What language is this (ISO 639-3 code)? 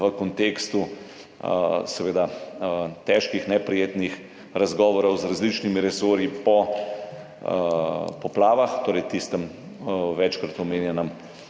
slv